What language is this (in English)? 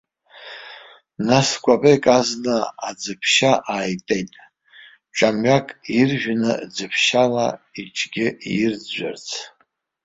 Abkhazian